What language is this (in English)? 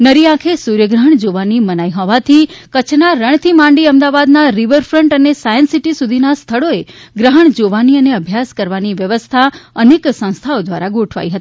Gujarati